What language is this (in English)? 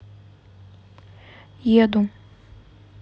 Russian